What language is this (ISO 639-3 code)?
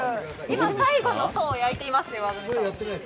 jpn